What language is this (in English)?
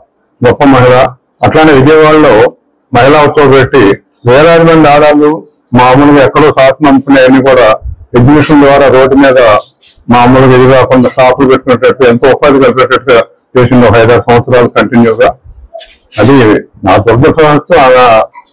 Telugu